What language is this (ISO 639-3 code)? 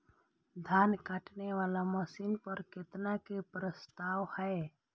mai